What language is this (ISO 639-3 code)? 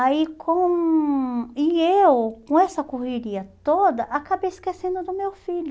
por